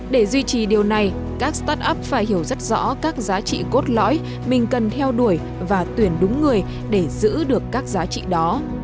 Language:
Vietnamese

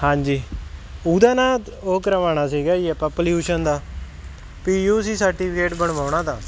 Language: Punjabi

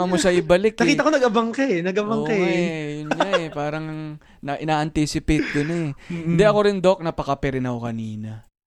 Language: Filipino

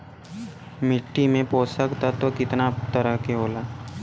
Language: Bhojpuri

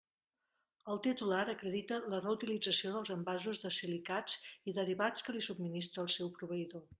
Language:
Catalan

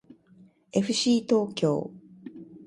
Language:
Japanese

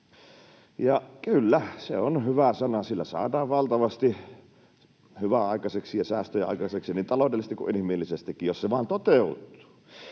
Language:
Finnish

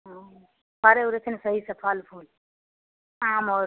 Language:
Maithili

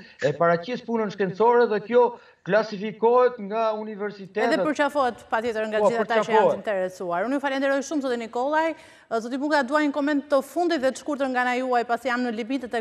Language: Romanian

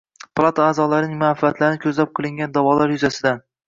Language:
Uzbek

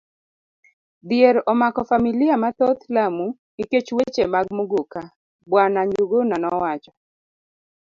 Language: Luo (Kenya and Tanzania)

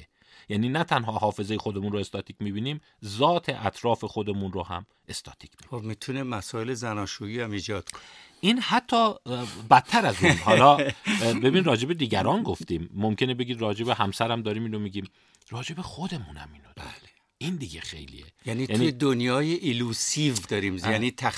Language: Persian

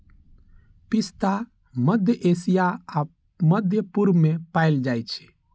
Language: Maithili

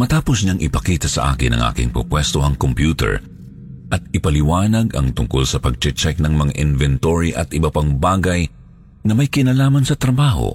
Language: Filipino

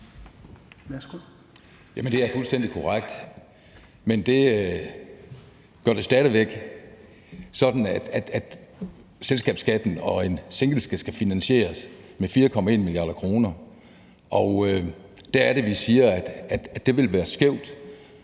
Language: Danish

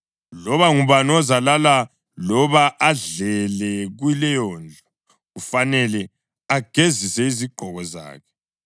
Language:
North Ndebele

